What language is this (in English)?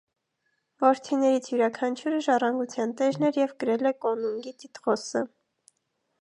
Armenian